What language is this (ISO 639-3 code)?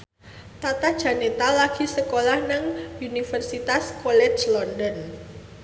jav